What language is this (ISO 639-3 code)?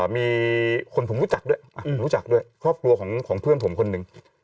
tha